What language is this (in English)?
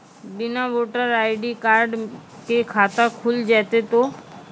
Maithili